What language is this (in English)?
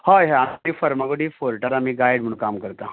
Konkani